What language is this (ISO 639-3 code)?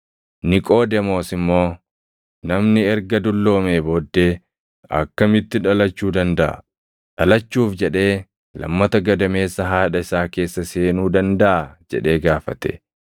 orm